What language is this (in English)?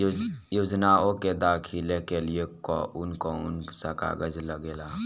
Bhojpuri